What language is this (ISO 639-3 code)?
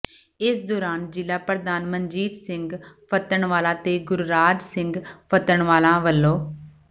pan